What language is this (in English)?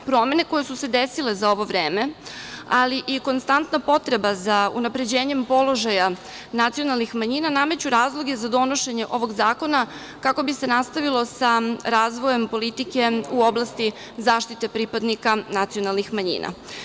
Serbian